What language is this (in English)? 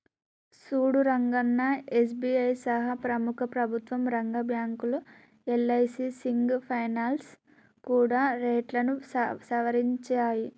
Telugu